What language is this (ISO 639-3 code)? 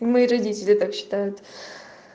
rus